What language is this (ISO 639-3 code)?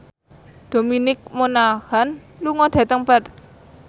jav